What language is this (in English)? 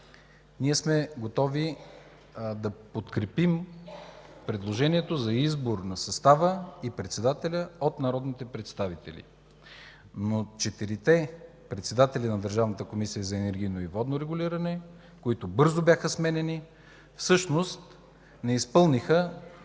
Bulgarian